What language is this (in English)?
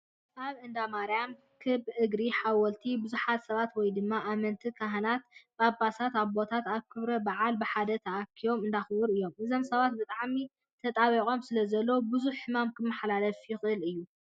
Tigrinya